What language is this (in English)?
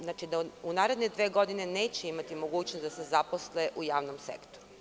Serbian